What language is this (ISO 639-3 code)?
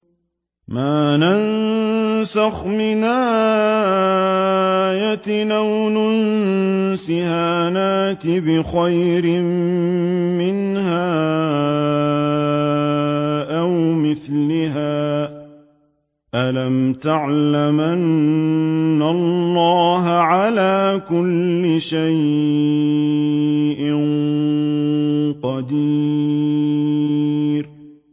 ara